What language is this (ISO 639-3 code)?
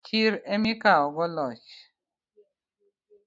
luo